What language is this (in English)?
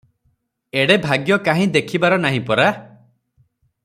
Odia